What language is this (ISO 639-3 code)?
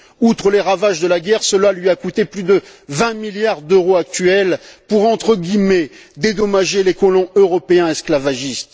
fra